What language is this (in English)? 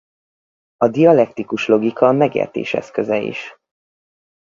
Hungarian